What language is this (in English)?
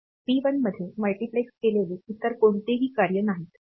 Marathi